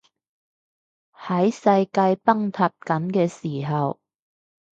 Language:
Cantonese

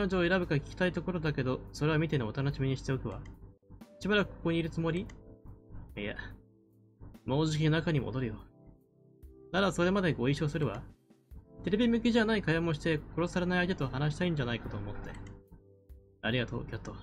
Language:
Japanese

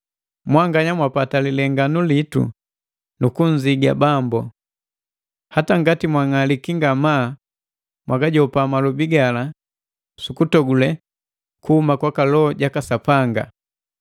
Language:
Matengo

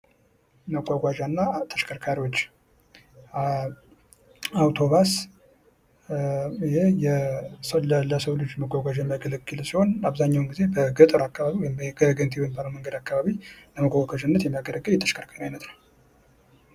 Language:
Amharic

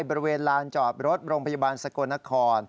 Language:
Thai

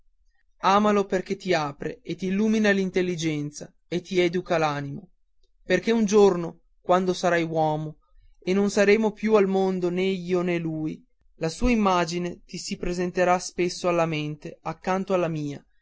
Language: Italian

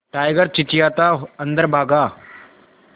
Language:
Hindi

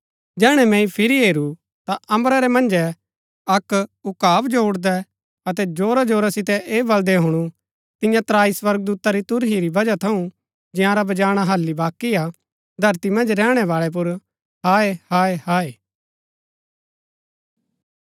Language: Gaddi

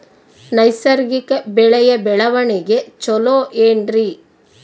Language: Kannada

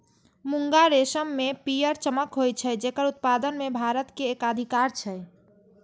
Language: Maithili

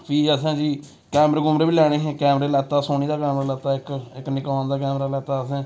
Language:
Dogri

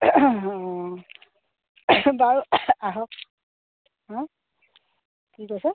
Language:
Assamese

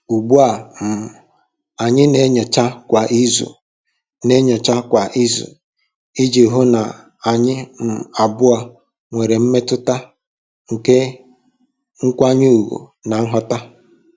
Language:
Igbo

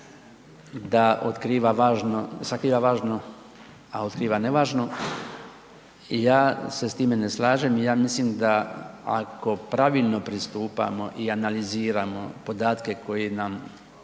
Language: Croatian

